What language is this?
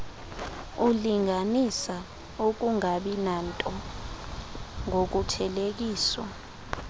Xhosa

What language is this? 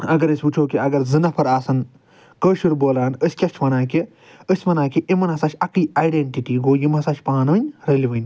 Kashmiri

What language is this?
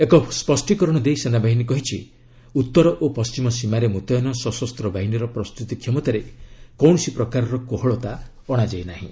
Odia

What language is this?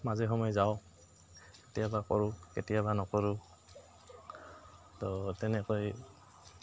Assamese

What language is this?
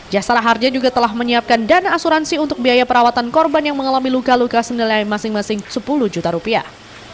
Indonesian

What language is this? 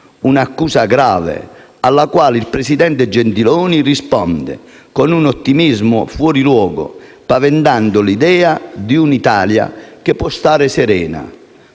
Italian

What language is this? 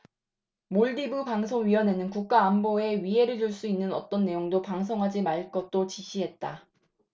Korean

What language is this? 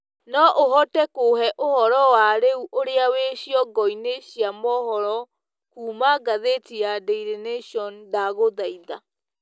Kikuyu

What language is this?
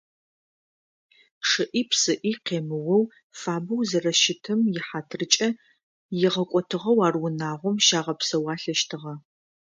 Adyghe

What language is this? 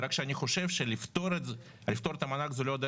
Hebrew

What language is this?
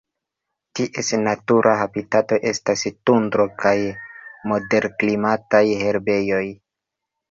Esperanto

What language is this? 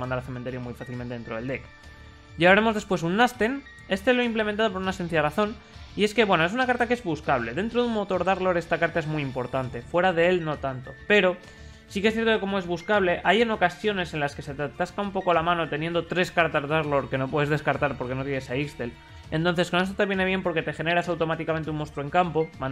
Spanish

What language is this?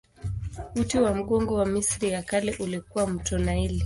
Swahili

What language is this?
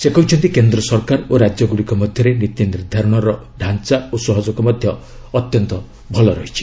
Odia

